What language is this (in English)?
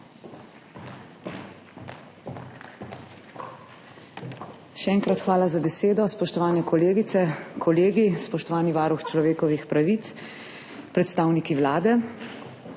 Slovenian